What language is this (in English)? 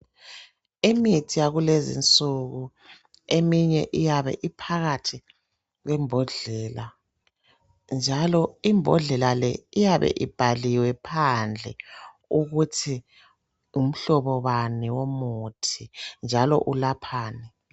North Ndebele